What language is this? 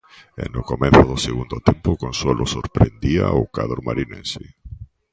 Galician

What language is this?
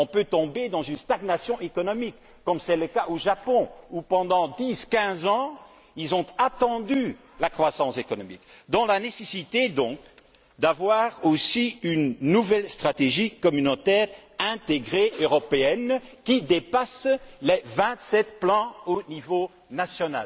French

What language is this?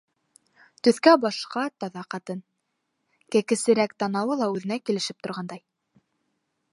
Bashkir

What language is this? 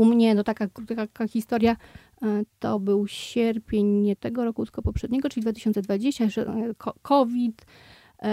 Polish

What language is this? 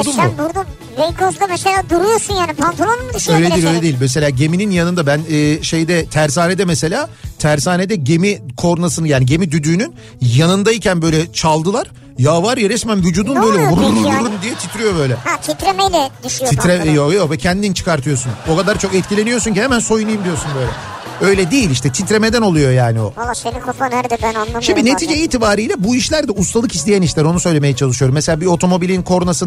Turkish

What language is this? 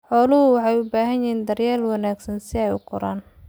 Somali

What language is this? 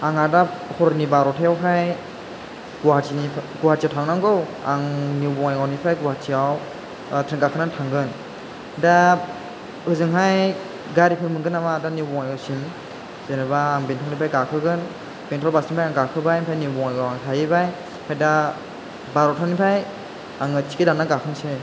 Bodo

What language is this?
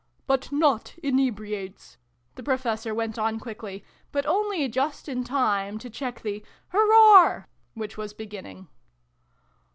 English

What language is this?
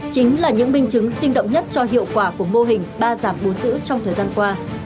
Vietnamese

